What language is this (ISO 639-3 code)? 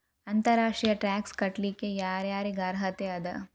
kan